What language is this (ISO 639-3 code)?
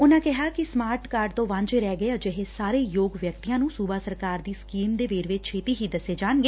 pan